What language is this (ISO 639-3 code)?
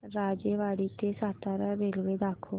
mar